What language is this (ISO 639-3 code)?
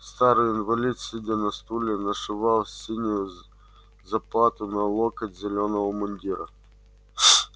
rus